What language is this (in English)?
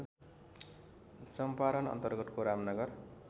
Nepali